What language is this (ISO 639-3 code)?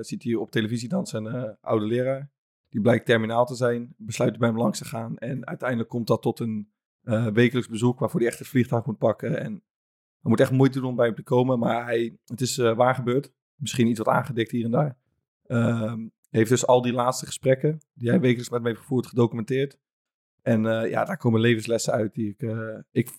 nld